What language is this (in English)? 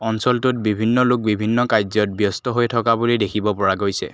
Assamese